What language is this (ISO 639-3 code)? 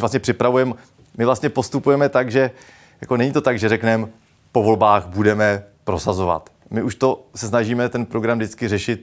ces